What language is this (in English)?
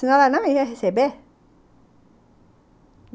Portuguese